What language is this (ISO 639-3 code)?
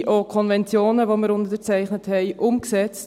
gsw